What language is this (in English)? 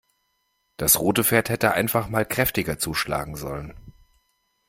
German